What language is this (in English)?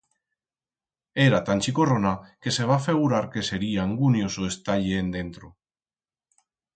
Aragonese